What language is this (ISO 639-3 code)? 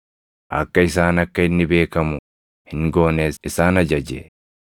orm